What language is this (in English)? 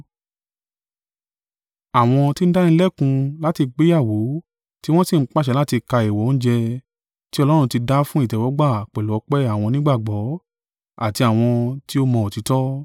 Yoruba